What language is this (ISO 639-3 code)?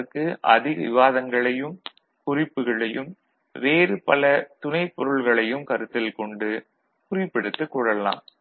tam